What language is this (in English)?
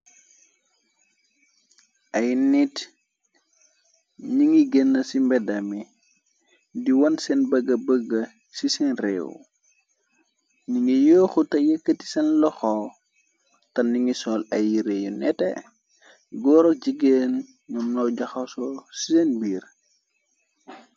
Wolof